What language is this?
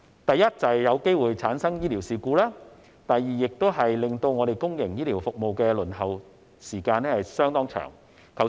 Cantonese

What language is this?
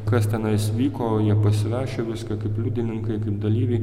Lithuanian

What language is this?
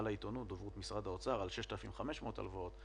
Hebrew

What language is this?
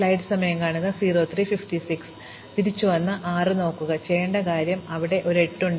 Malayalam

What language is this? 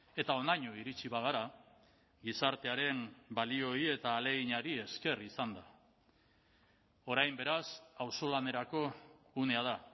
Basque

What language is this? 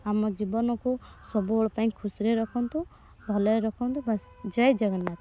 Odia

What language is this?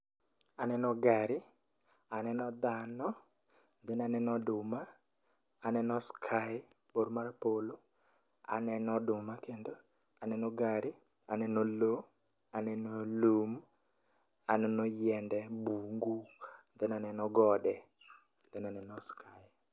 Luo (Kenya and Tanzania)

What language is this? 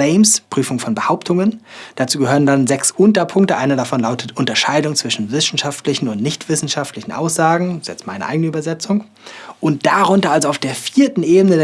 German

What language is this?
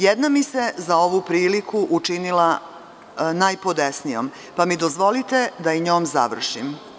Serbian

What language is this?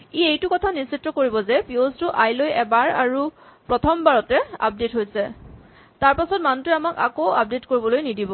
Assamese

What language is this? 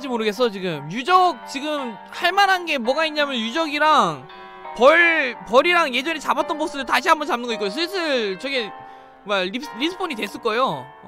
Korean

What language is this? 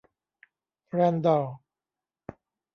Thai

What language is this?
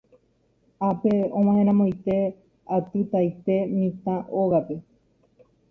Guarani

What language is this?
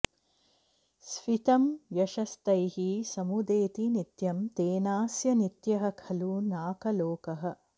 Sanskrit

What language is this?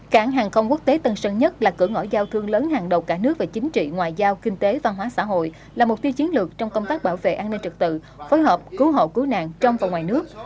Vietnamese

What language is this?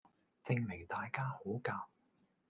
Cantonese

